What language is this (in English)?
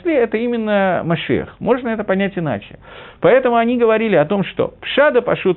Russian